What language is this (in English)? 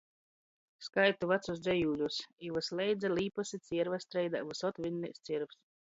Latgalian